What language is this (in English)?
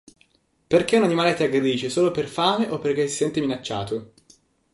Italian